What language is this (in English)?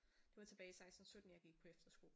Danish